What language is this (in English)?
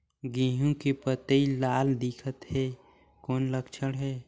Chhattisgarhi